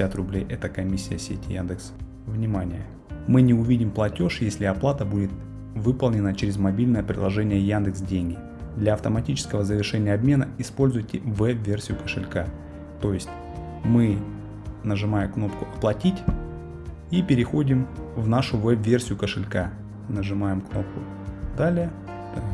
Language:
Russian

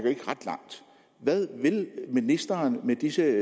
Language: Danish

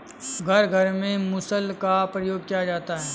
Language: Hindi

